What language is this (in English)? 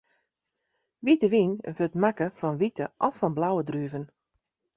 Western Frisian